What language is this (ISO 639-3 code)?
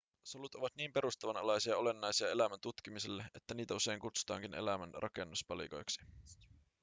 fin